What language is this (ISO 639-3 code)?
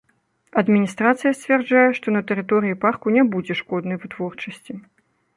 bel